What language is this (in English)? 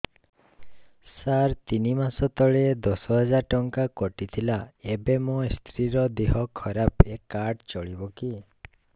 Odia